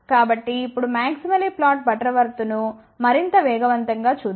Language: Telugu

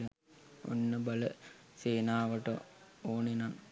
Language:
Sinhala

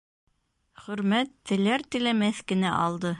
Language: Bashkir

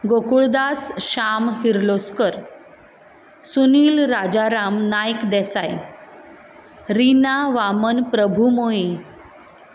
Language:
Konkani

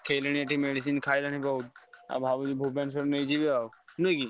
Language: Odia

